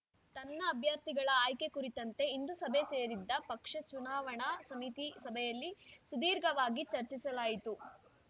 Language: Kannada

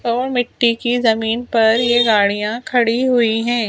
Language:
Hindi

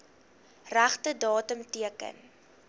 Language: Afrikaans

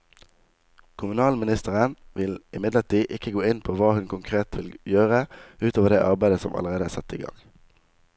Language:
Norwegian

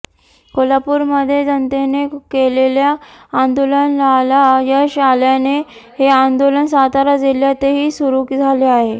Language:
Marathi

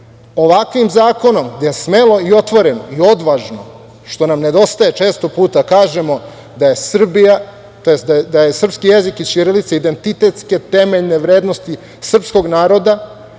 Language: Serbian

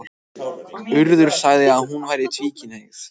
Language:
Icelandic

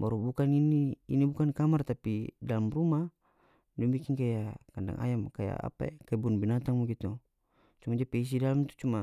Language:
North Moluccan Malay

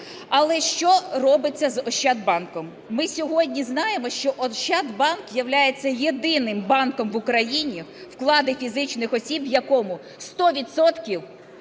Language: Ukrainian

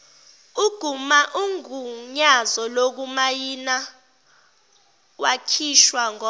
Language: Zulu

